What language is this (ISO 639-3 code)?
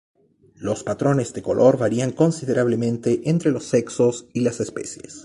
spa